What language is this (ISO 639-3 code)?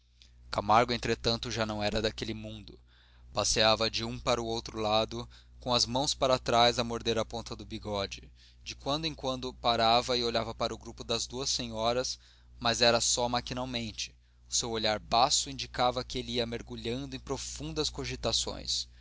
por